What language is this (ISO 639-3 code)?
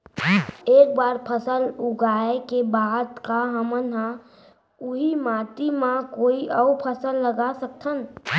hne